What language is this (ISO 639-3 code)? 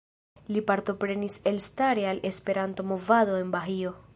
epo